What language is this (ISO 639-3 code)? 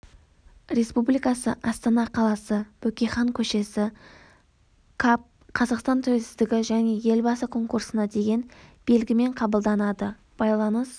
kaz